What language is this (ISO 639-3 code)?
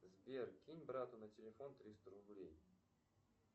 rus